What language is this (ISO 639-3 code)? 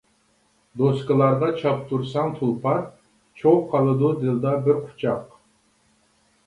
uig